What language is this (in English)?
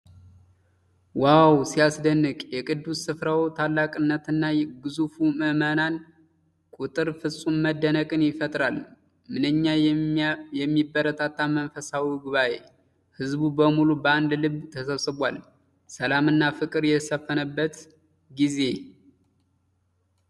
Amharic